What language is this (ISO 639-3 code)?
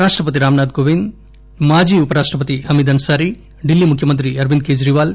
tel